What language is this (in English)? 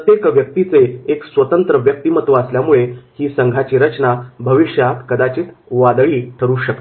Marathi